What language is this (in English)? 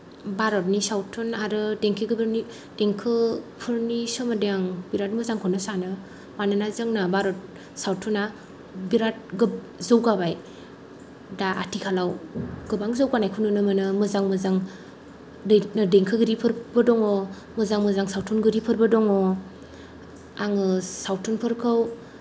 Bodo